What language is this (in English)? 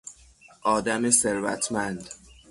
Persian